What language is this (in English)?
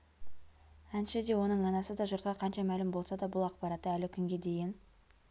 Kazakh